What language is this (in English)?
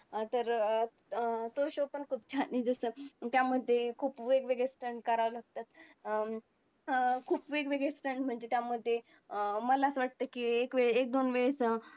Marathi